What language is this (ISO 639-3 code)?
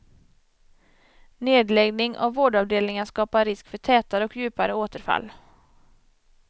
swe